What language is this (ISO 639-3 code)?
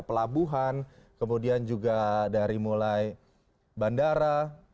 ind